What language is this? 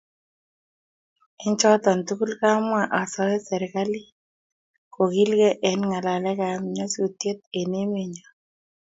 Kalenjin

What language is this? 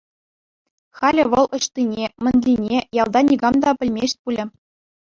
Chuvash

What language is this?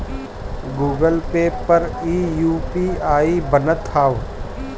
Bhojpuri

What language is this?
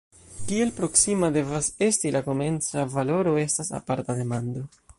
Esperanto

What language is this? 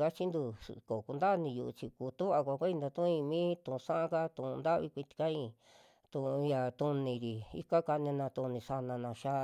Western Juxtlahuaca Mixtec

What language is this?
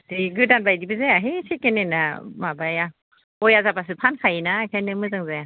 Bodo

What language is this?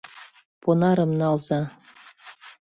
Mari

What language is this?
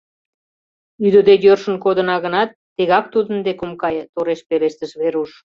Mari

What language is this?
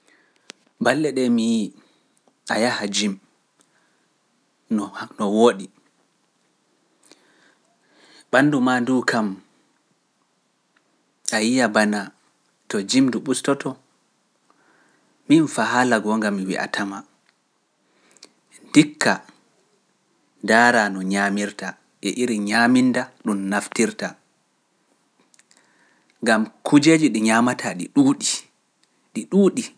Pular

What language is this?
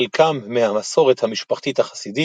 Hebrew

